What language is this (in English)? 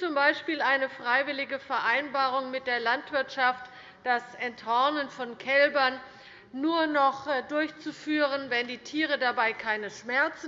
German